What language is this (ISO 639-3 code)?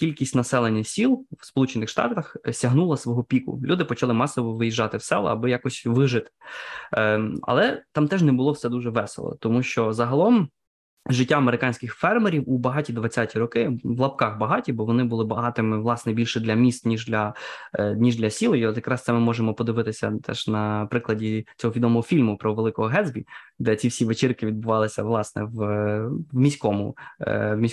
ukr